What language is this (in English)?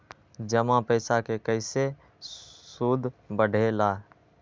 Magahi